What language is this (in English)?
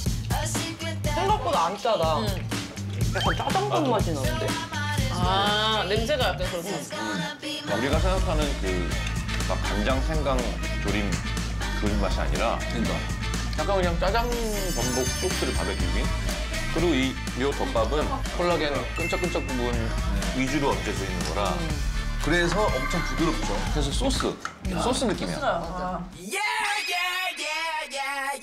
Korean